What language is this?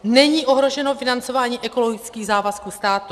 Czech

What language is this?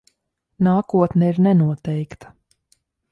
Latvian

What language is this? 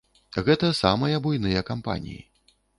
Belarusian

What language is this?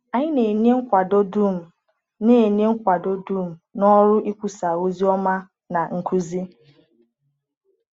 Igbo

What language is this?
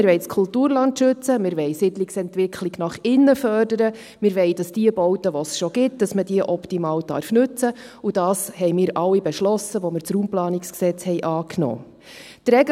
Swiss German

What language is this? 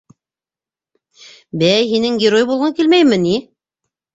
Bashkir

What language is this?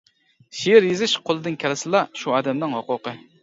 Uyghur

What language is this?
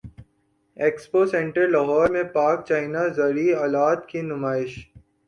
Urdu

